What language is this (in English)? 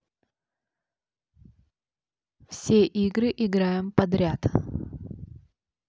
Russian